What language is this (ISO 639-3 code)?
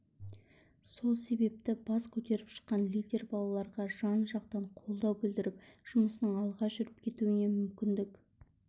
kaz